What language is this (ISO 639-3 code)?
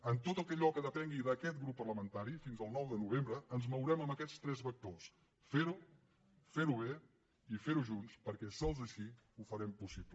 cat